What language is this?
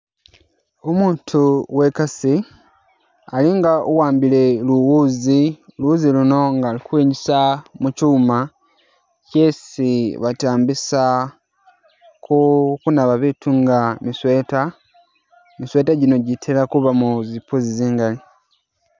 Masaaba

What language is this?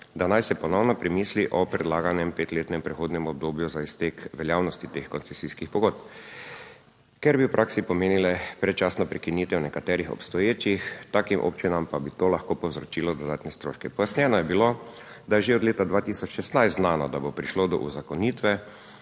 Slovenian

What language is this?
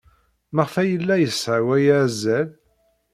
Kabyle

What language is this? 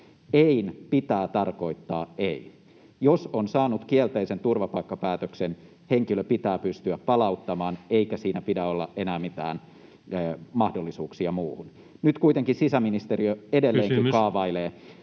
Finnish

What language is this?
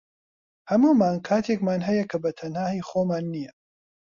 Central Kurdish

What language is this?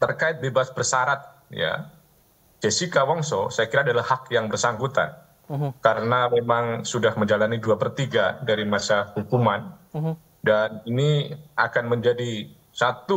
Indonesian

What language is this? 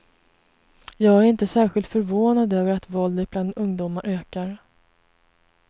Swedish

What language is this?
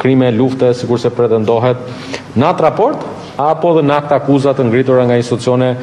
Romanian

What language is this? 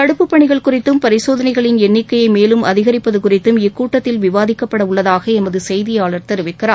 Tamil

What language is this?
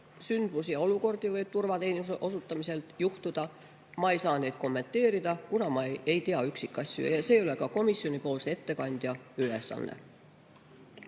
Estonian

